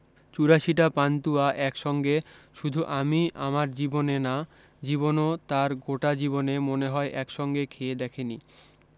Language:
Bangla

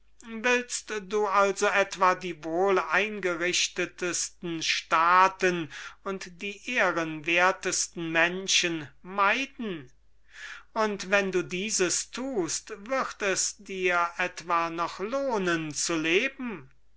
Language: German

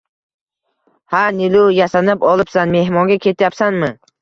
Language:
Uzbek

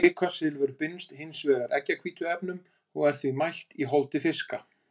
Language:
Icelandic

